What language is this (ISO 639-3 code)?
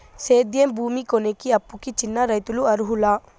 tel